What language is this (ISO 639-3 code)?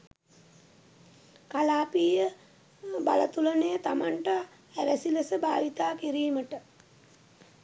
sin